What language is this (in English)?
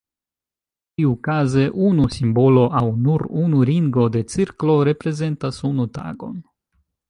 Esperanto